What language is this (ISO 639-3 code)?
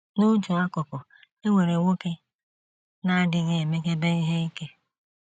ibo